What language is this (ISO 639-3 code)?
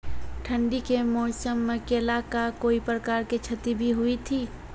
mai